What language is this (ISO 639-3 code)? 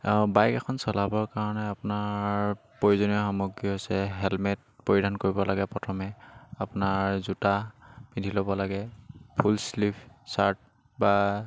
asm